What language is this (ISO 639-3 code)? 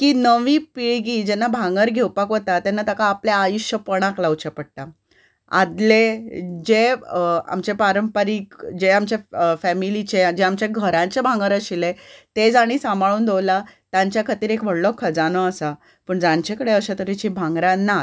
kok